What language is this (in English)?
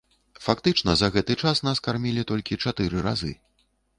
Belarusian